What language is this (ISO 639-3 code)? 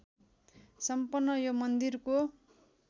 nep